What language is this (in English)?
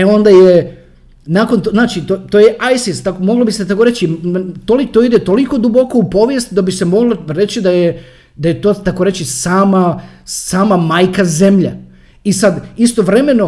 Croatian